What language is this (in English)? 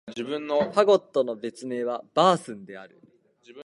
Japanese